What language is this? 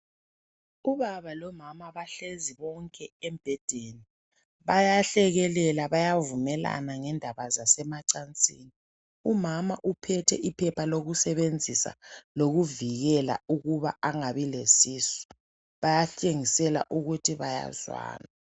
North Ndebele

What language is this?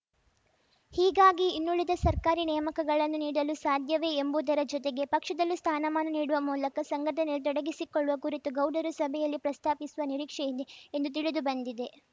Kannada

